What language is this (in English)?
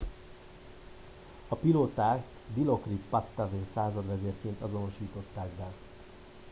Hungarian